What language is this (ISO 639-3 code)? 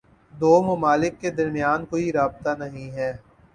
urd